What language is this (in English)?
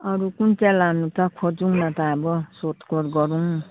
Nepali